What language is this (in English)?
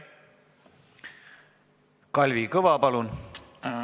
Estonian